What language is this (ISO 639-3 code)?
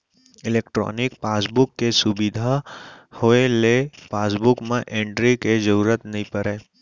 hne